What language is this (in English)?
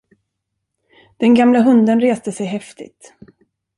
Swedish